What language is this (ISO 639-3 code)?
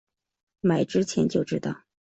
zho